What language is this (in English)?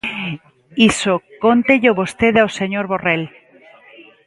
Galician